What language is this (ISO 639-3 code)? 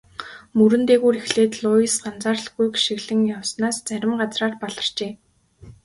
mon